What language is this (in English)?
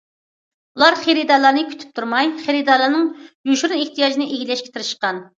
Uyghur